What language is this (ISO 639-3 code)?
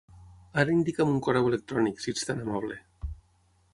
cat